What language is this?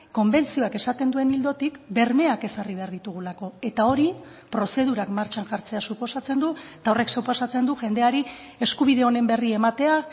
Basque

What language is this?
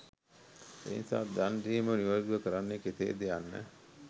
Sinhala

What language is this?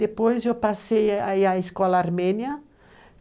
Portuguese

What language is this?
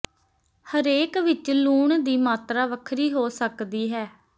Punjabi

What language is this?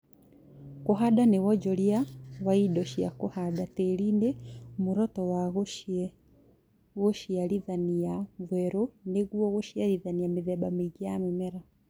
Kikuyu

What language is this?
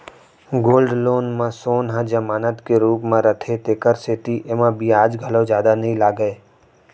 Chhattisgarhi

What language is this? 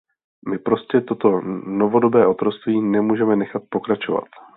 Czech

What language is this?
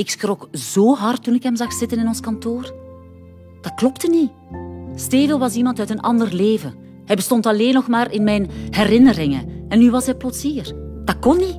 Dutch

